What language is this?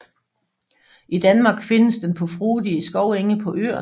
Danish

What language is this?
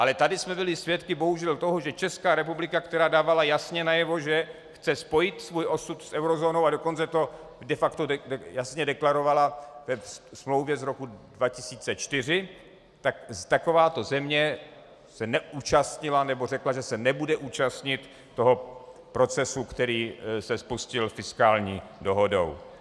Czech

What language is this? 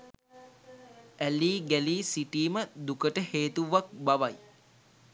Sinhala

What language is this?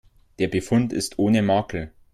German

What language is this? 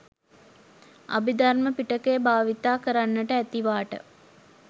Sinhala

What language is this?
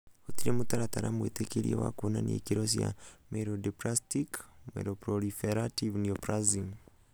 Kikuyu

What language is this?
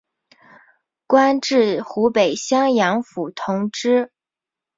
Chinese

